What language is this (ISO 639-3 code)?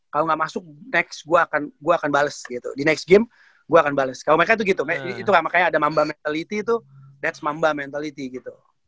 ind